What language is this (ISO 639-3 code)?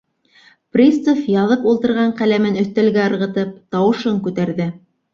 bak